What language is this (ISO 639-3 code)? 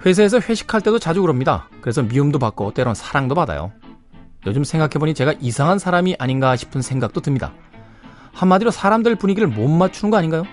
kor